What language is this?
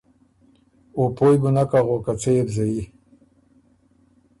Ormuri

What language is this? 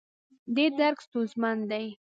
Pashto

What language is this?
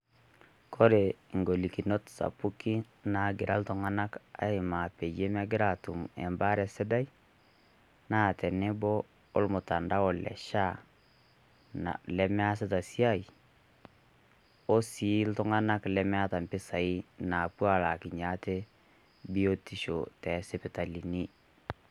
Masai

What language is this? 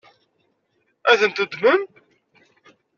Kabyle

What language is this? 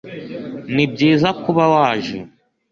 Kinyarwanda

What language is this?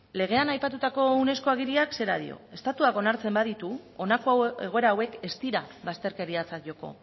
Basque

